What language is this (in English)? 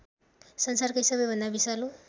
Nepali